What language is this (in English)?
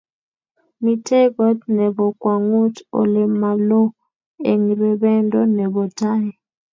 Kalenjin